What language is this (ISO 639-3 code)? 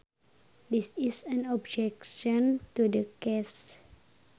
sun